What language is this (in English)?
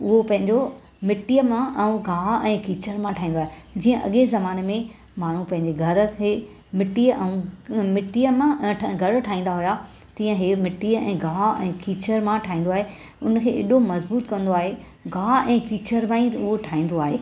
Sindhi